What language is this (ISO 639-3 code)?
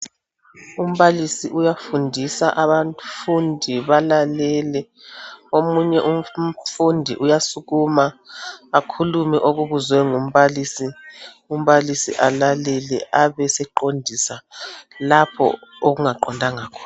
nde